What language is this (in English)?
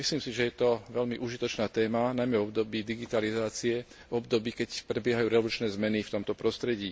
Slovak